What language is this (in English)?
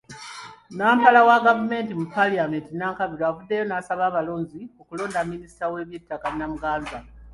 Ganda